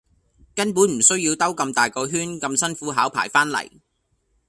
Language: Cantonese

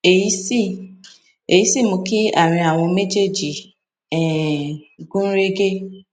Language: Yoruba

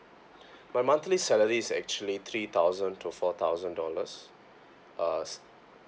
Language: English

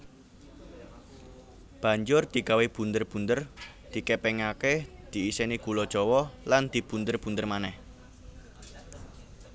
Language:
Javanese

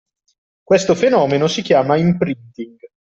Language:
Italian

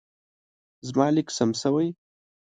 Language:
Pashto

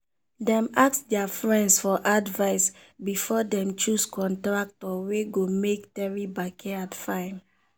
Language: Nigerian Pidgin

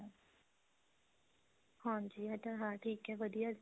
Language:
Punjabi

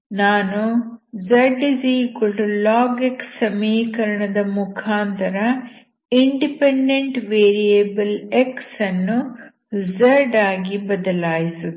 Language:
Kannada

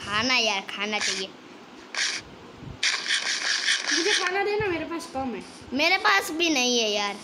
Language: Hindi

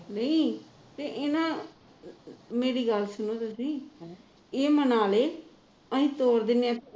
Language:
Punjabi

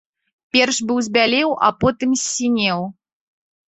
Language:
Belarusian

